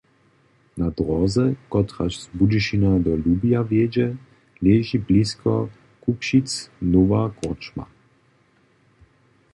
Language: Upper Sorbian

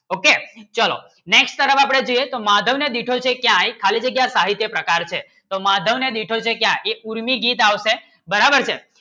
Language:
Gujarati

